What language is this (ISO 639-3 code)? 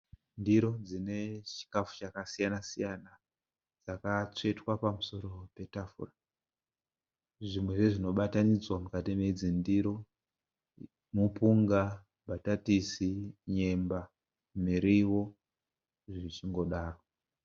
sna